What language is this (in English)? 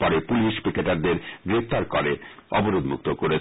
Bangla